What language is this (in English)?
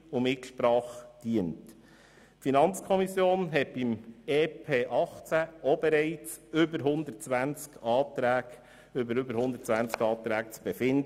Swiss German